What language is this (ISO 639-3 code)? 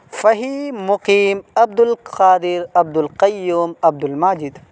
urd